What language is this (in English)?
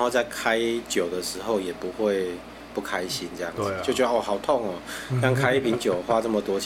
Chinese